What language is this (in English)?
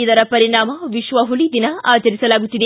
Kannada